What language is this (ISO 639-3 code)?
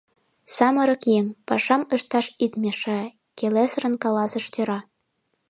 chm